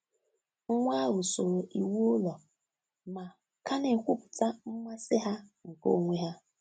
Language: Igbo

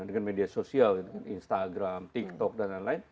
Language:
Indonesian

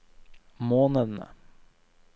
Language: Norwegian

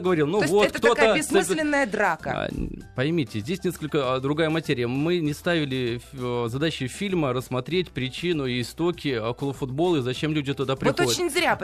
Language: Russian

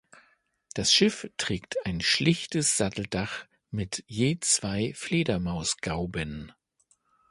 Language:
German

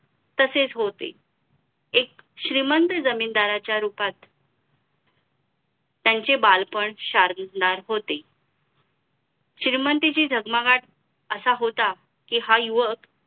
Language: Marathi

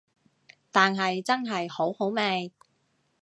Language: Cantonese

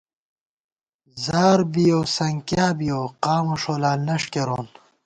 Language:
Gawar-Bati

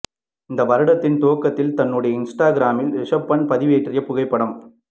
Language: Tamil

